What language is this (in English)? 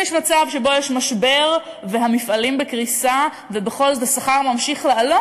Hebrew